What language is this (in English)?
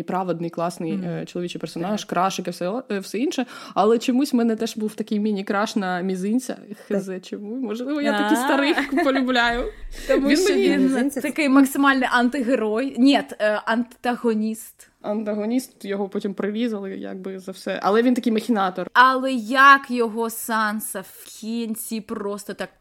Ukrainian